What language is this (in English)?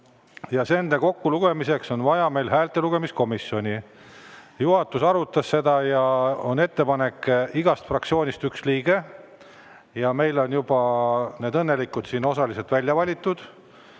Estonian